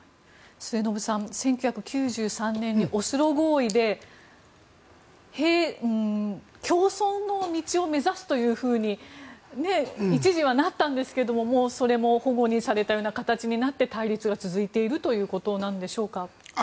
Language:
Japanese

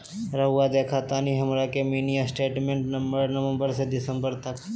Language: Magahi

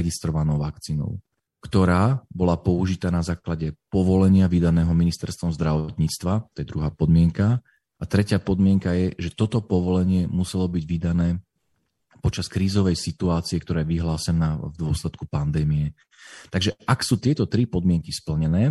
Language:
Slovak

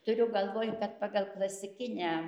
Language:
Lithuanian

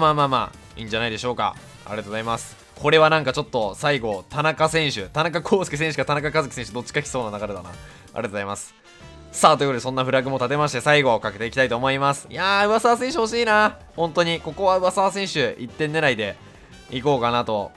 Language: Japanese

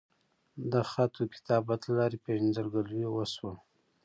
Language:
Pashto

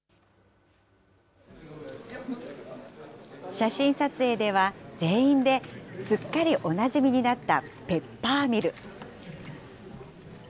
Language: Japanese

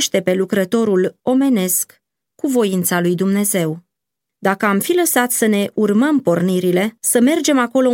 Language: Romanian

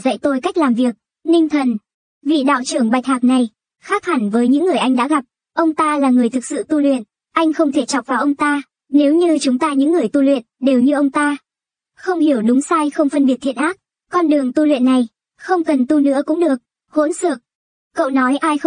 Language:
Vietnamese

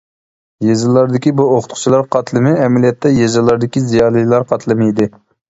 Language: Uyghur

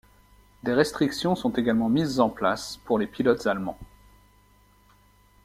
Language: French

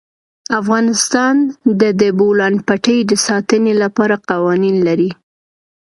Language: Pashto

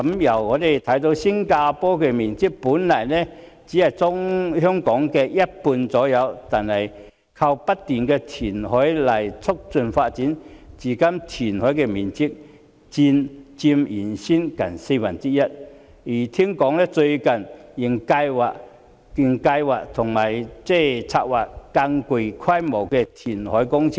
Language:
Cantonese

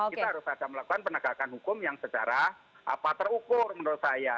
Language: Indonesian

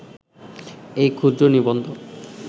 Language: Bangla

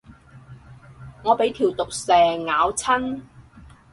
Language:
Cantonese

